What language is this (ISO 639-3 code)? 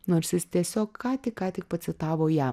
lit